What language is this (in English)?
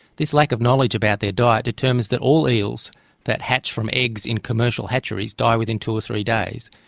English